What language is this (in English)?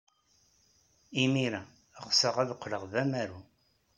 Kabyle